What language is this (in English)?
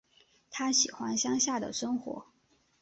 Chinese